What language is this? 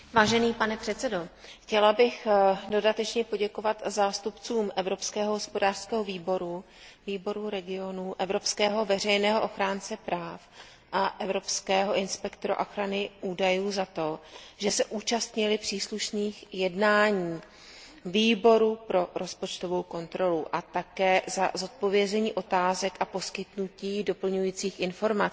Czech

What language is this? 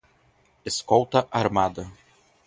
Portuguese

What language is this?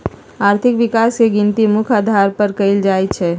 Magahi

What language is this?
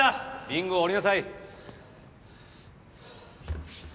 Japanese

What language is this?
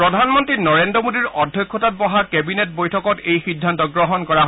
Assamese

